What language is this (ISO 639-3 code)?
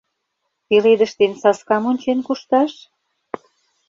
chm